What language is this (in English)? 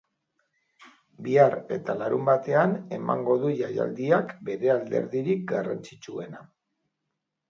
Basque